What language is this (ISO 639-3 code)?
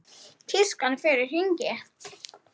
isl